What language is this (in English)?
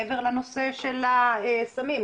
Hebrew